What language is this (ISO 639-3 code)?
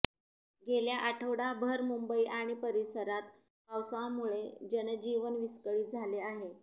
mar